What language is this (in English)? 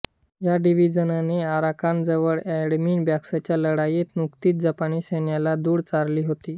Marathi